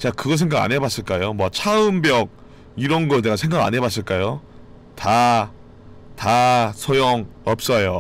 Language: Korean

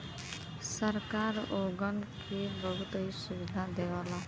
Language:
Bhojpuri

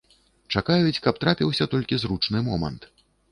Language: Belarusian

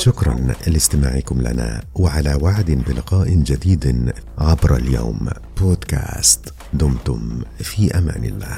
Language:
Arabic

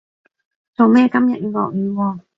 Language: Cantonese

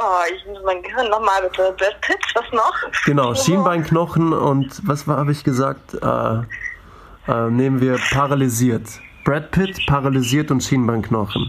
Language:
German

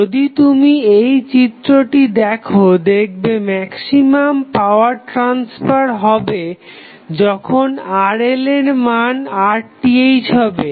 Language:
Bangla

